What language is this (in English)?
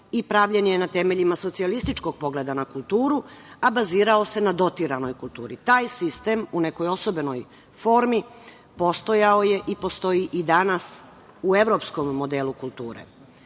Serbian